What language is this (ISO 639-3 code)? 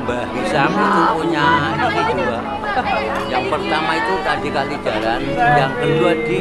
ind